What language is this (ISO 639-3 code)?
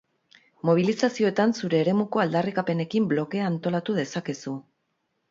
eus